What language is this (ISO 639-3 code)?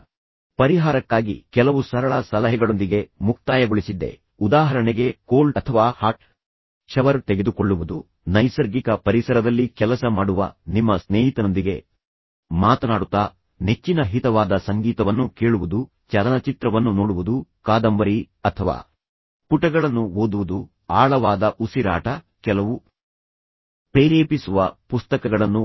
kan